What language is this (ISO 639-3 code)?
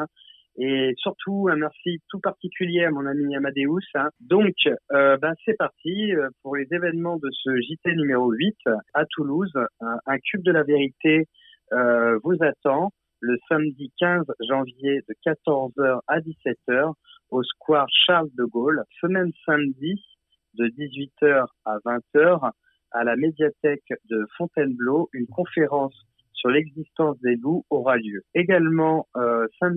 fra